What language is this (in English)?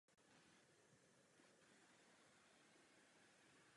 Czech